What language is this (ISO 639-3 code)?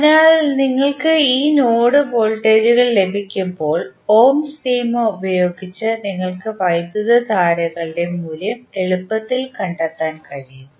mal